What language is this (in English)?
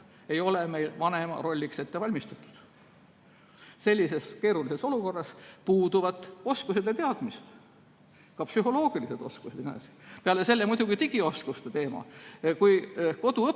Estonian